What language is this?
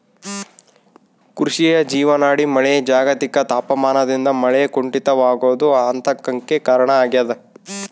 Kannada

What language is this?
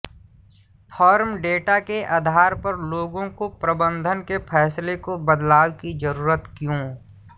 Hindi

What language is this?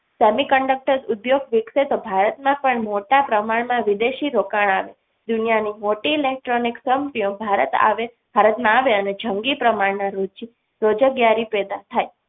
Gujarati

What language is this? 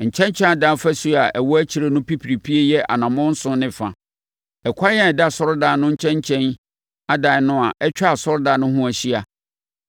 Akan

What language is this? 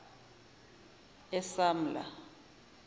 Zulu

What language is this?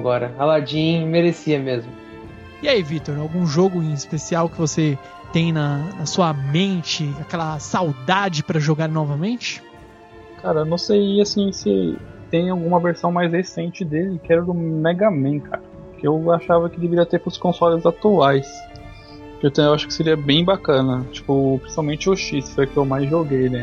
Portuguese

